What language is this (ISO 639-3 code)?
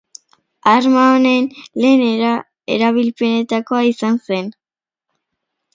eus